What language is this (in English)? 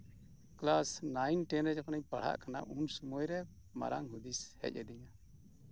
Santali